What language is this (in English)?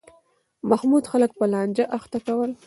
Pashto